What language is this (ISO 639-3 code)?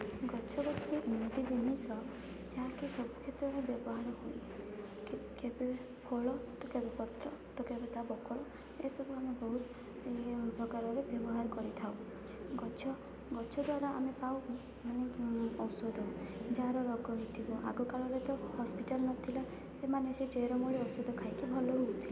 ori